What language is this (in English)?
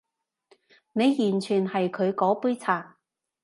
Cantonese